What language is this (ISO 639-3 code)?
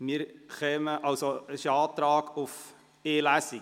gsw